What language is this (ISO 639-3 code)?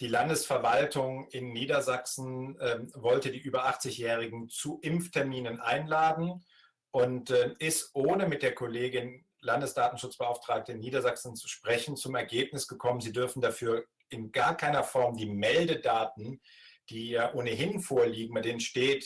deu